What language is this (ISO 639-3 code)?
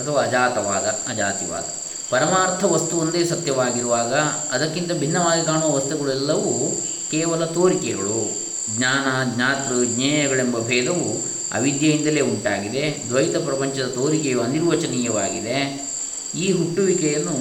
kan